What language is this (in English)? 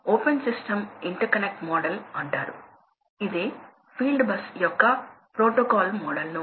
Telugu